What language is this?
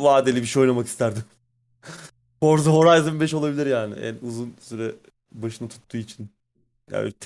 Turkish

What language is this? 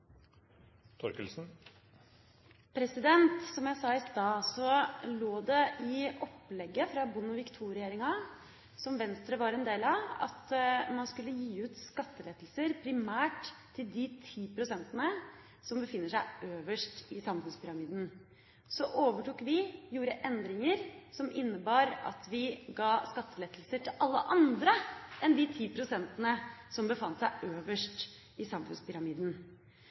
Norwegian Bokmål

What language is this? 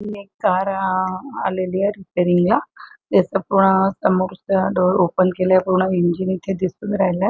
Marathi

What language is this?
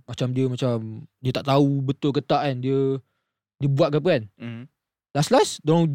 Malay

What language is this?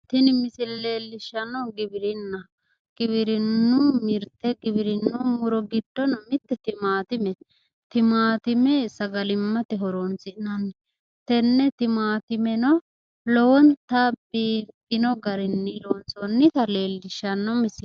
Sidamo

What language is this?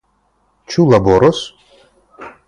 Esperanto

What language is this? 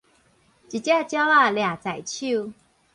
Min Nan Chinese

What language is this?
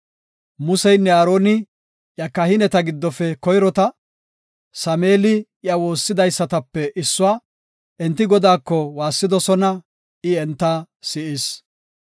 Gofa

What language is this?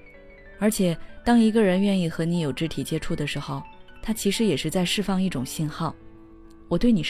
Chinese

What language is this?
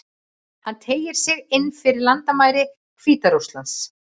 Icelandic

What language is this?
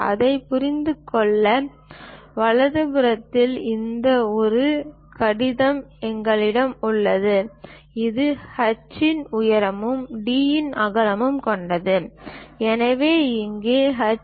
Tamil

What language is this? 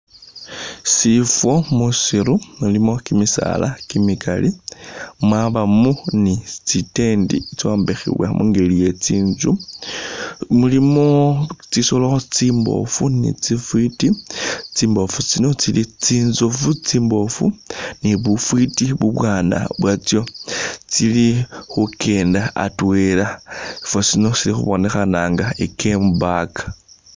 Masaaba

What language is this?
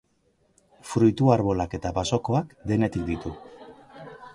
Basque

